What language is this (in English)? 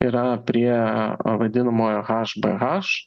Lithuanian